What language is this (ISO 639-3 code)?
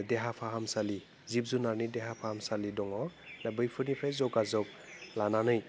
brx